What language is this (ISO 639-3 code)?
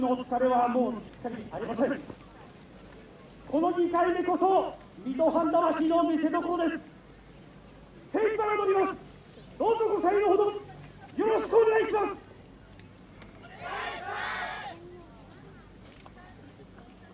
jpn